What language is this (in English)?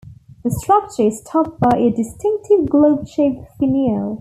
English